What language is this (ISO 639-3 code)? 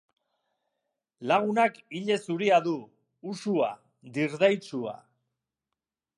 eus